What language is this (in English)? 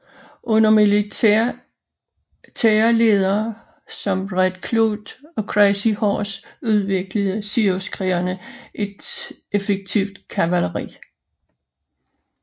Danish